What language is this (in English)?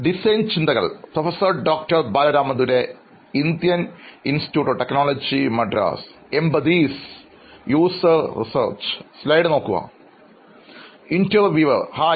Malayalam